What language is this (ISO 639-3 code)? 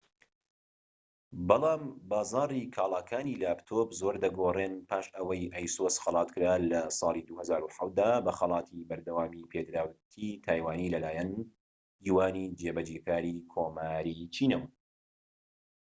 ckb